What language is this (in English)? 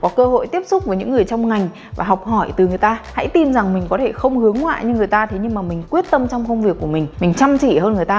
Vietnamese